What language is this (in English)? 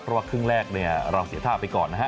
Thai